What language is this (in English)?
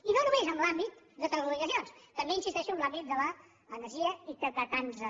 Catalan